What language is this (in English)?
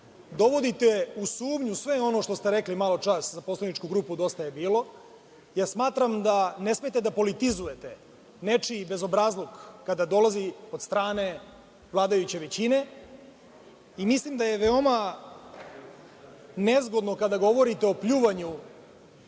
Serbian